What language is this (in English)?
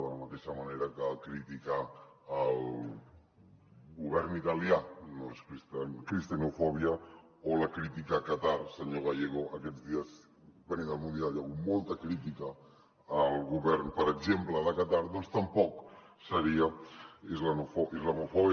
Catalan